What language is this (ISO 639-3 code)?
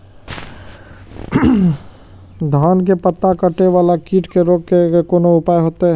mai